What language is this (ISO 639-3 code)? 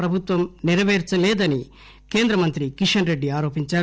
tel